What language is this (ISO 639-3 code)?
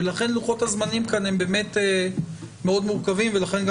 heb